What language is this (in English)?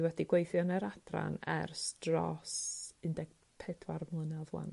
Welsh